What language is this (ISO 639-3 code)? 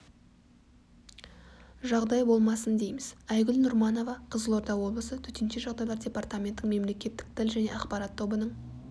kaz